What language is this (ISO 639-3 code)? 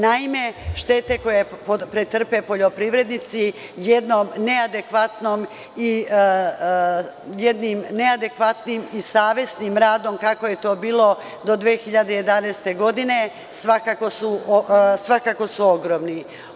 srp